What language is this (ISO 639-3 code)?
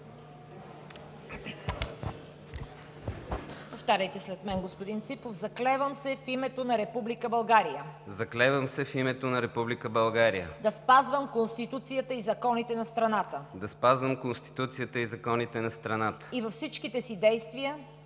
bul